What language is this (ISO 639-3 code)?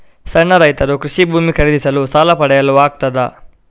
kan